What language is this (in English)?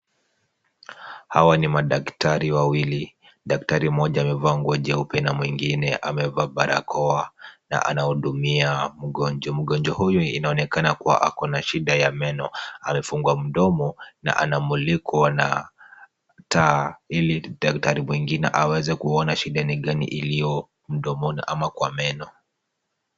Swahili